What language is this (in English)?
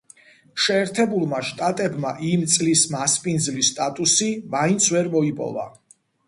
Georgian